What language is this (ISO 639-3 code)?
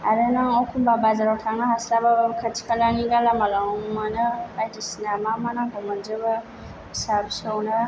brx